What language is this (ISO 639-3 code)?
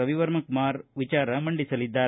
kan